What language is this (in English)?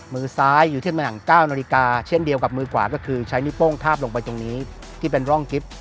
Thai